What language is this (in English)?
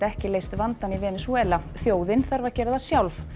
Icelandic